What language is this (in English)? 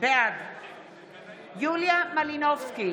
Hebrew